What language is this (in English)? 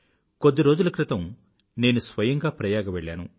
Telugu